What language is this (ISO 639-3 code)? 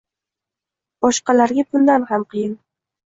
uzb